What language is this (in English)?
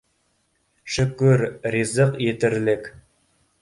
Bashkir